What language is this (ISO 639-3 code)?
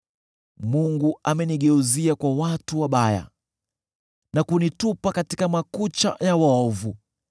swa